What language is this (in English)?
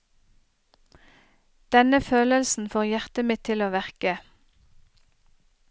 Norwegian